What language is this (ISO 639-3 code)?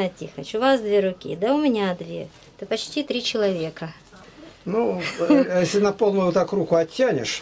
rus